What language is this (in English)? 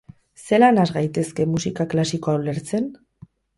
Basque